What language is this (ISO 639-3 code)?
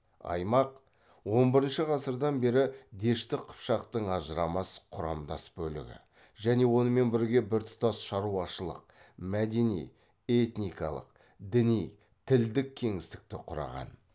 kaz